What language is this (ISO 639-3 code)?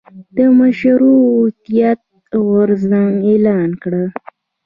pus